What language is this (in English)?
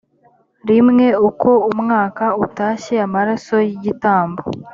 Kinyarwanda